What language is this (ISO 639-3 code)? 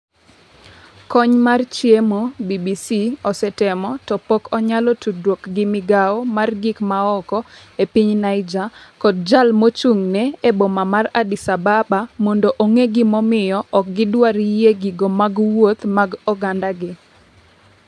luo